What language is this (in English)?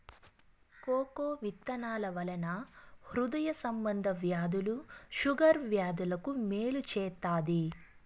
Telugu